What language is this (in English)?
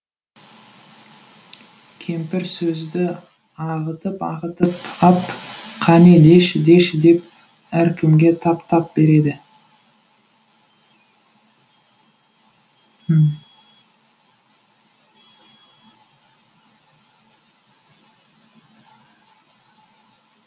Kazakh